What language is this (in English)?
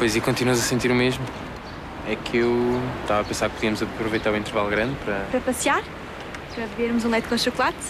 Portuguese